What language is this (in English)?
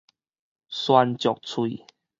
Min Nan Chinese